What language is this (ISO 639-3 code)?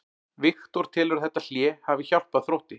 isl